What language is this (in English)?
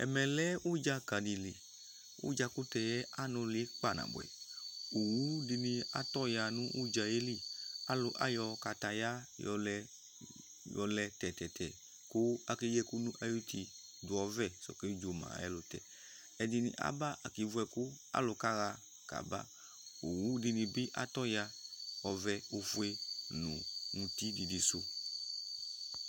Ikposo